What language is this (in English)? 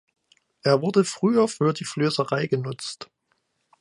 German